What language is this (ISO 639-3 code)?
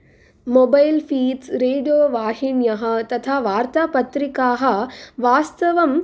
san